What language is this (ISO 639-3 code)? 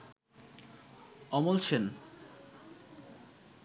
ben